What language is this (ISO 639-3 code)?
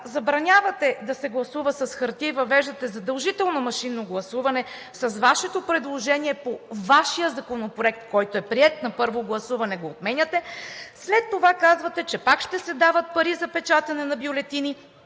bul